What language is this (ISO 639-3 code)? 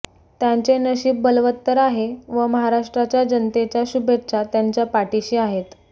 mar